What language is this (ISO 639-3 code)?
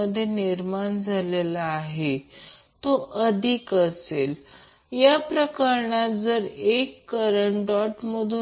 mar